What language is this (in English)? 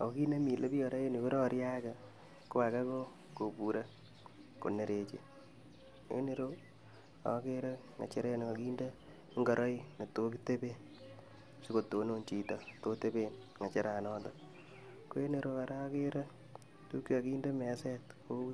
Kalenjin